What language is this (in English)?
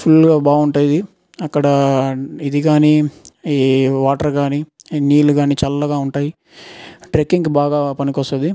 Telugu